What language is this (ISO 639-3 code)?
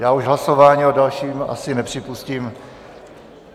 ces